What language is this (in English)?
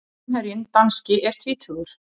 Icelandic